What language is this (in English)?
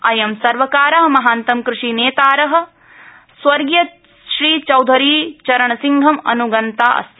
Sanskrit